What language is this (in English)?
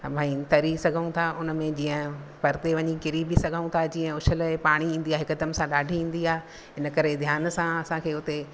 Sindhi